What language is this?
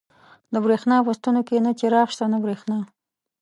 Pashto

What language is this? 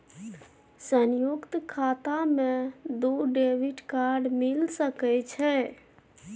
Maithili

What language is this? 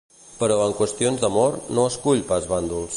Catalan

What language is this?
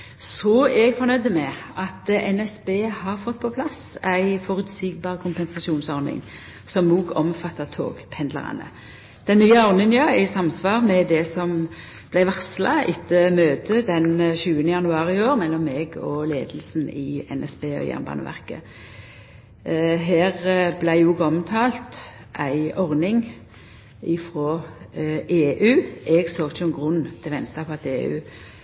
Norwegian Nynorsk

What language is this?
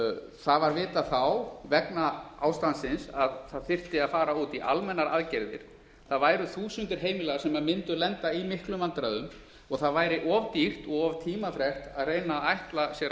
Icelandic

